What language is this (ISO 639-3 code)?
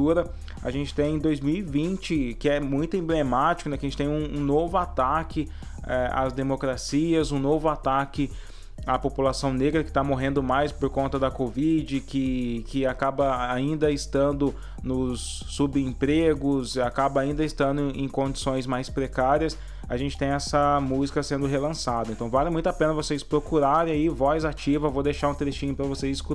por